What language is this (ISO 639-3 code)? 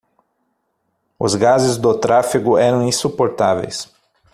por